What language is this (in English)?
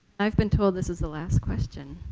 English